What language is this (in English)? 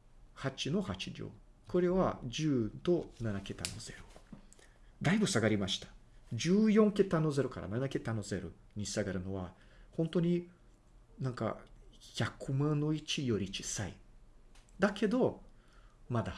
Japanese